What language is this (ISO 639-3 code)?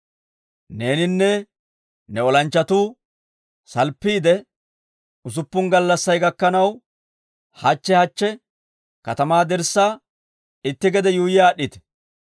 dwr